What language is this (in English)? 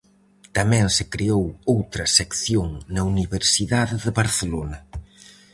Galician